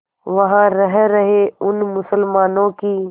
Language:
Hindi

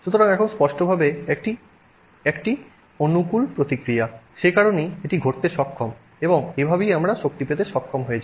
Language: Bangla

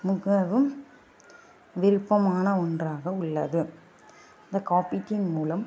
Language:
Tamil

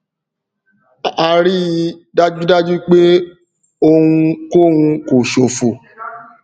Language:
Yoruba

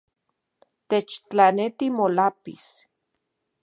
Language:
Central Puebla Nahuatl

